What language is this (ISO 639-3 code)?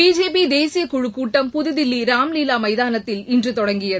tam